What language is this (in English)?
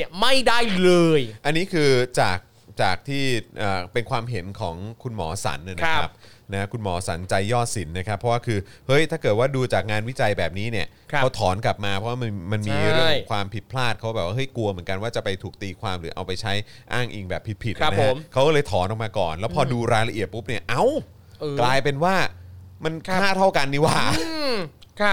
Thai